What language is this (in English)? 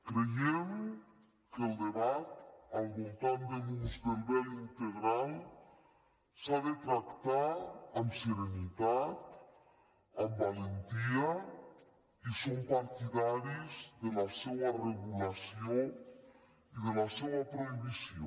Catalan